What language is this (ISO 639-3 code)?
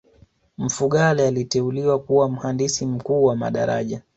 swa